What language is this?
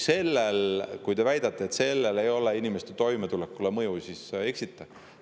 Estonian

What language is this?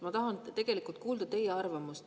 Estonian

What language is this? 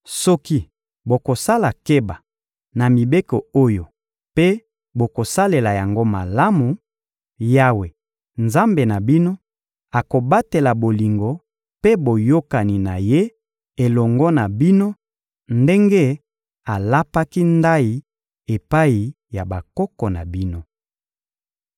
Lingala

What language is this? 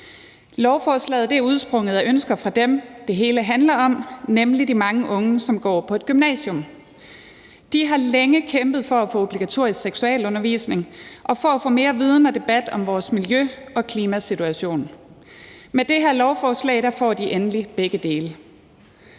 Danish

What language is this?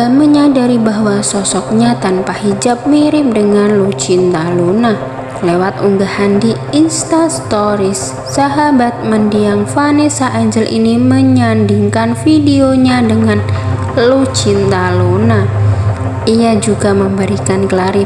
Indonesian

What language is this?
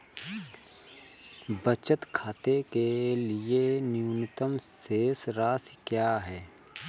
Hindi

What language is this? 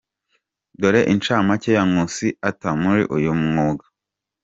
Kinyarwanda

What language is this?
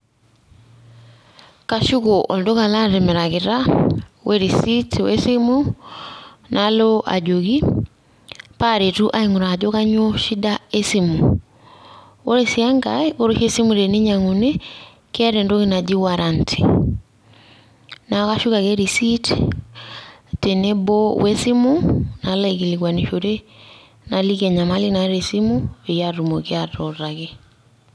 Masai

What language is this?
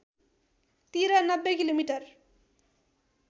Nepali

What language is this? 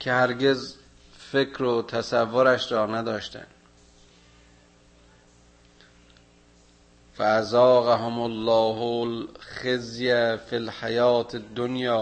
Persian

